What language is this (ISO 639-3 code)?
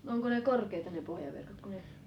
fin